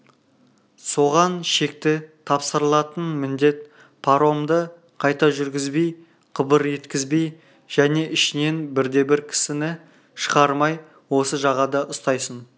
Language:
Kazakh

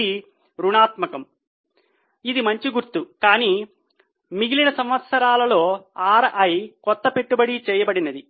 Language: Telugu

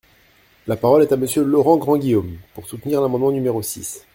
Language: French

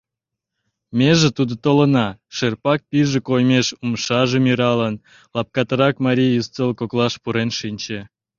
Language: Mari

